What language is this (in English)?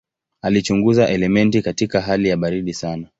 Swahili